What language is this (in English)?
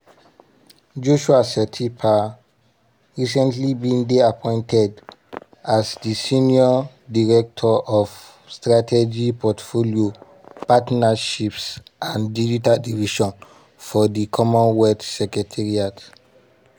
Nigerian Pidgin